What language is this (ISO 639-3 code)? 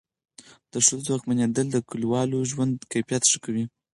pus